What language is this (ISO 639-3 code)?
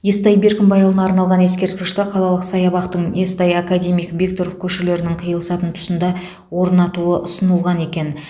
kaz